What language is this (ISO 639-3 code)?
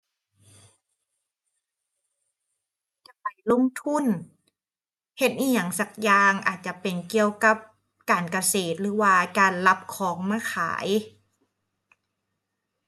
tha